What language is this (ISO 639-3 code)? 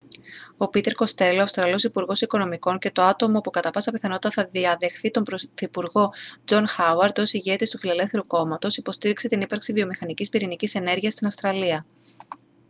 ell